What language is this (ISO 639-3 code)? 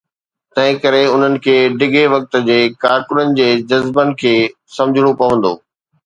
snd